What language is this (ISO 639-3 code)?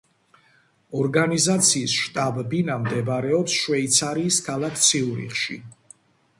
kat